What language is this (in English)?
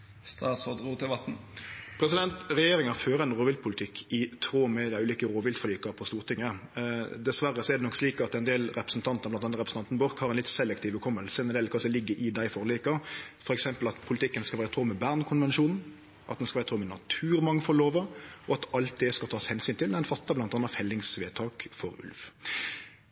Norwegian Nynorsk